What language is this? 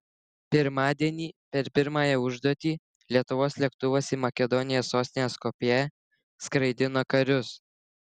Lithuanian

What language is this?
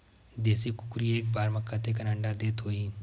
Chhattisgarhi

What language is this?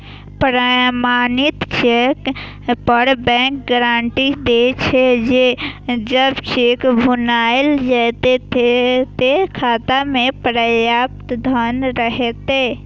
Maithili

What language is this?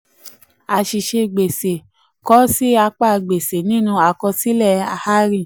Yoruba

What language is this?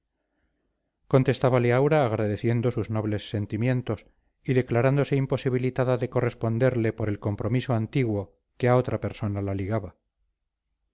Spanish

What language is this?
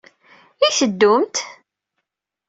Kabyle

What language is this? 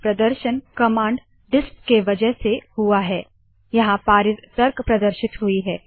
Hindi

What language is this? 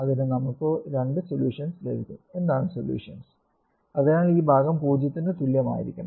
Malayalam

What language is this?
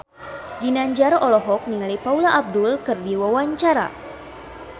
Sundanese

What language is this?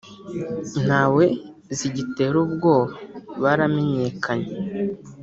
Kinyarwanda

